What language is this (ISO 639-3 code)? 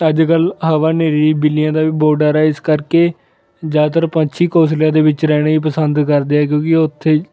pan